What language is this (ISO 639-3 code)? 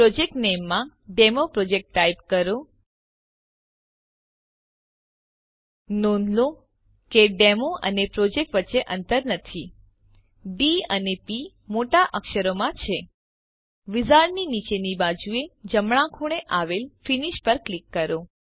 guj